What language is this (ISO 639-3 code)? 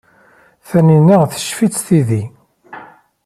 kab